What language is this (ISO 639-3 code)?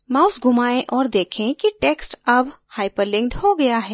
hin